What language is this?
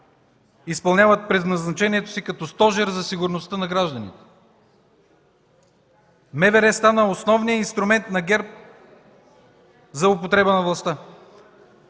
Bulgarian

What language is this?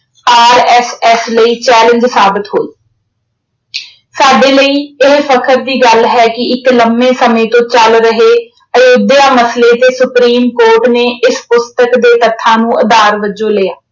Punjabi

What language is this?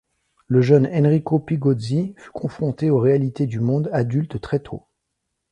French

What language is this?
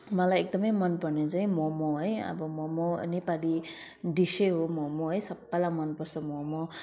Nepali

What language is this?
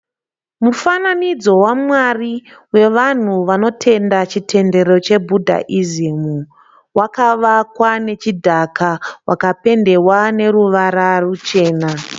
Shona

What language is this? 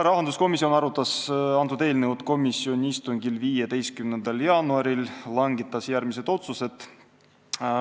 Estonian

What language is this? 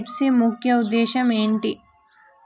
Telugu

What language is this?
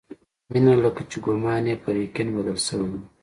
Pashto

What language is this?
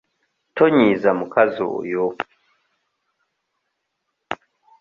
Ganda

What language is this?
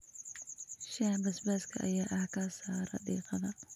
Somali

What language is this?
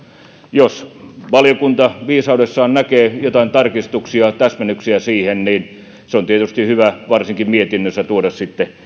Finnish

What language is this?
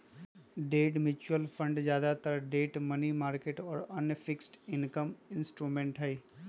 Magahi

